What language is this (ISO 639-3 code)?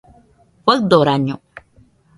hux